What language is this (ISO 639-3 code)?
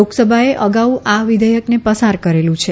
guj